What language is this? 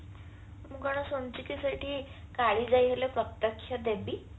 Odia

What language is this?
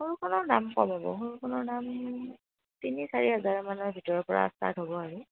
Assamese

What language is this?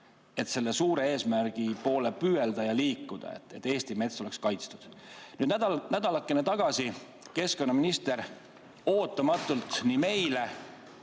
Estonian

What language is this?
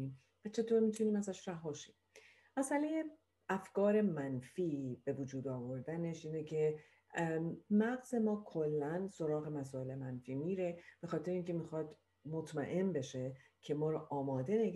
Persian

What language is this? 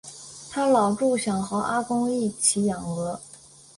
Chinese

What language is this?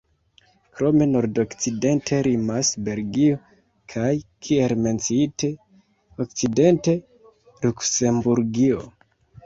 Esperanto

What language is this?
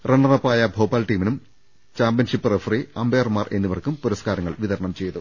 Malayalam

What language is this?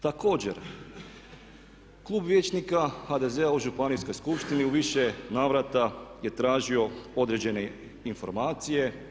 Croatian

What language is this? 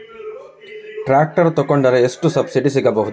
Kannada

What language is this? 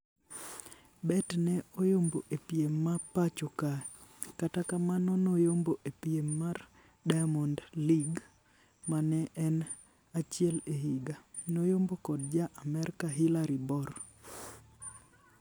Luo (Kenya and Tanzania)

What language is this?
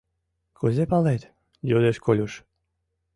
Mari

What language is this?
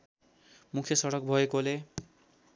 Nepali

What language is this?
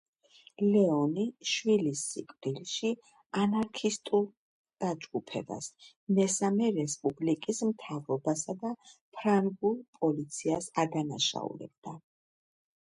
Georgian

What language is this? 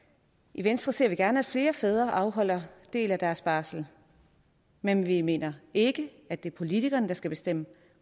Danish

